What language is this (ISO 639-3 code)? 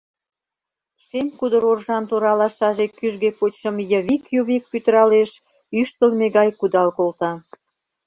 chm